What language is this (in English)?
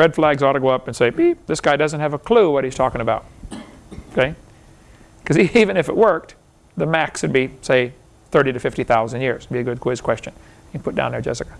English